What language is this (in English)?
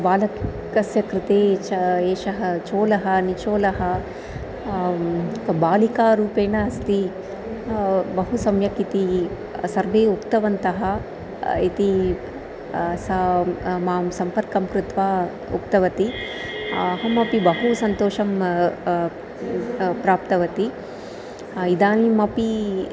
Sanskrit